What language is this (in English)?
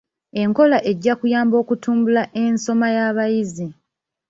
Ganda